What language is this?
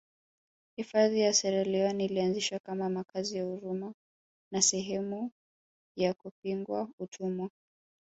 Swahili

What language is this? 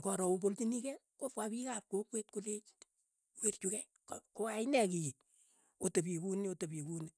Keiyo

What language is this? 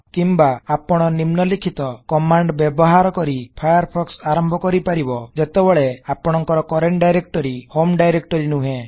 Odia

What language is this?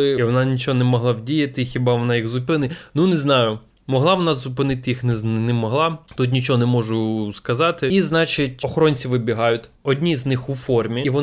Ukrainian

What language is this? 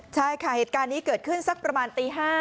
Thai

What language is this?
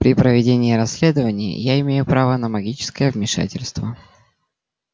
Russian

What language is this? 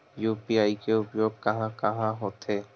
Chhattisgarhi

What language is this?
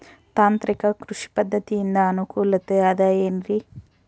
Kannada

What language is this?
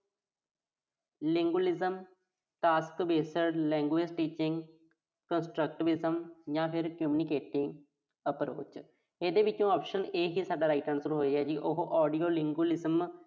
Punjabi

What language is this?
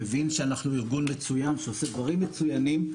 Hebrew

